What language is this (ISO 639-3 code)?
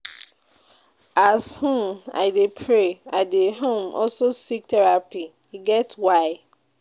pcm